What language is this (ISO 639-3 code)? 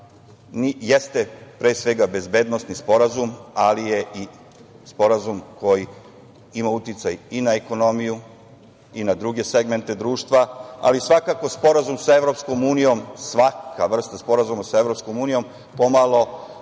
srp